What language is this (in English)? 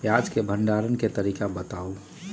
Magahi